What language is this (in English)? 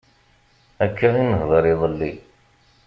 Kabyle